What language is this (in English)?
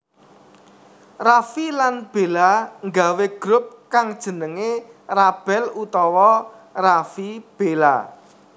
Javanese